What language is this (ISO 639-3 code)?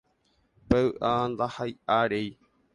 grn